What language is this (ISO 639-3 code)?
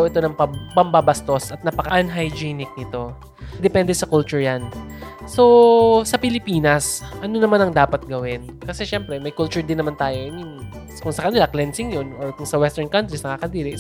fil